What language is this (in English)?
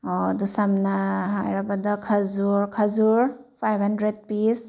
Manipuri